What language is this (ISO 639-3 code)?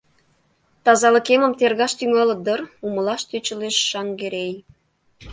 chm